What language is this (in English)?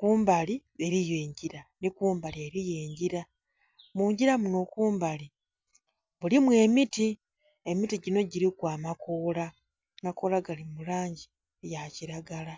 Soga